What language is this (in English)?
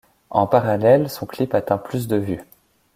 French